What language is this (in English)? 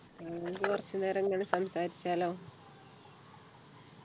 Malayalam